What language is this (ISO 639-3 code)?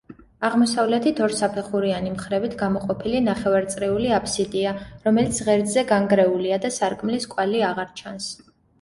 kat